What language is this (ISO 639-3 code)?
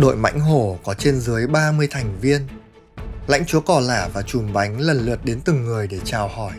vie